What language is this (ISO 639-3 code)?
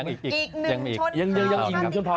tha